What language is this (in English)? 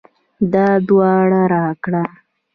Pashto